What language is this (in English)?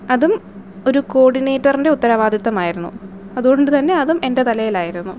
Malayalam